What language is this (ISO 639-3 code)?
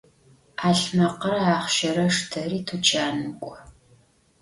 ady